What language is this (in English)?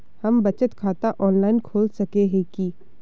Magahi